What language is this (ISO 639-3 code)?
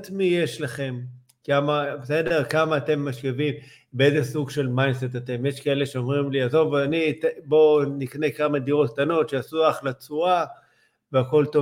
heb